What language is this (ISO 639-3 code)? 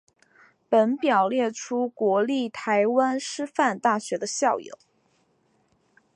zho